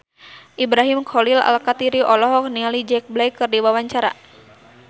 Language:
Sundanese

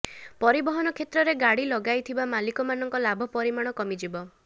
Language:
Odia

